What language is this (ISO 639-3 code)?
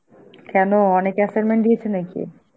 ben